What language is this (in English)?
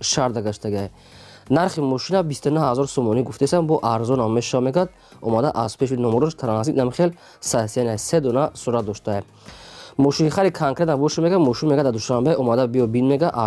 Romanian